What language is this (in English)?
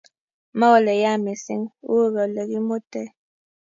Kalenjin